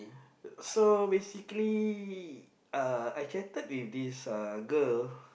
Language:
English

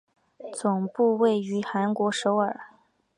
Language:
Chinese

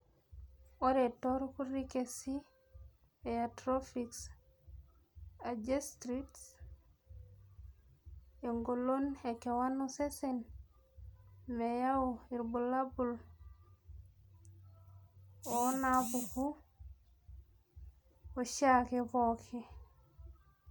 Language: Masai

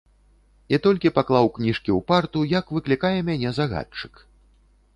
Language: Belarusian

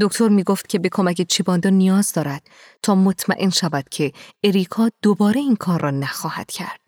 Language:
Persian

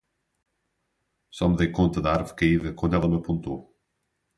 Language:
Portuguese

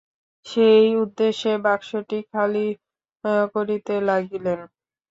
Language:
Bangla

